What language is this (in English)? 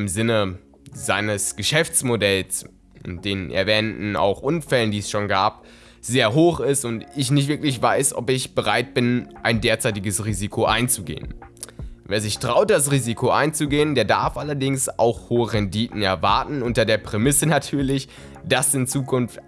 German